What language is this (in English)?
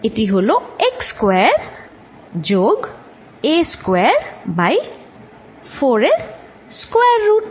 Bangla